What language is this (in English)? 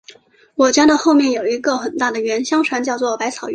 Chinese